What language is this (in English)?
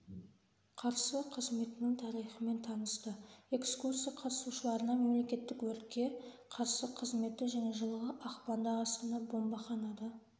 Kazakh